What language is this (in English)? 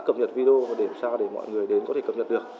Vietnamese